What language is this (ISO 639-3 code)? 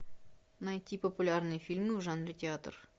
rus